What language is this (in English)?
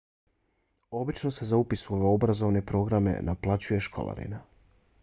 Bosnian